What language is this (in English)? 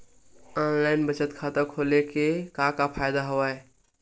Chhattisgarhi